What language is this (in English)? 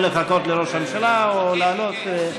Hebrew